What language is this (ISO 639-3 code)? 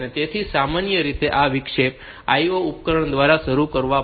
guj